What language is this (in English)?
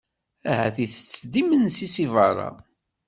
Kabyle